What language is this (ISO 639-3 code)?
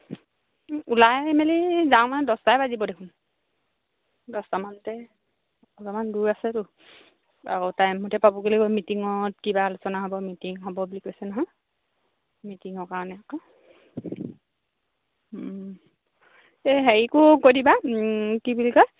asm